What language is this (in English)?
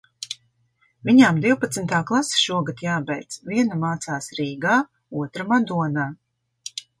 Latvian